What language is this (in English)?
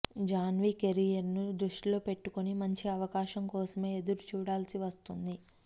Telugu